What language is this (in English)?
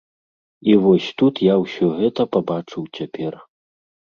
Belarusian